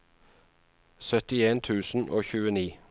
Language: Norwegian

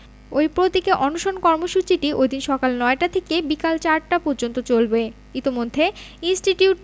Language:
Bangla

